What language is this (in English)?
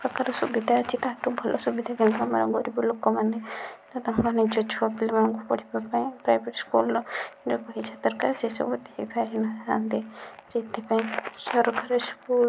Odia